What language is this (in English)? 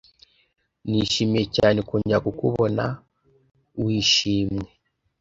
Kinyarwanda